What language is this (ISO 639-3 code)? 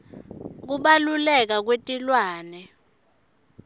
ssw